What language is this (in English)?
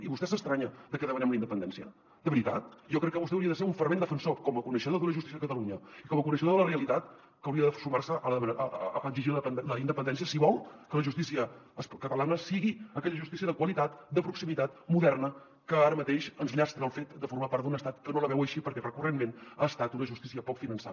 Catalan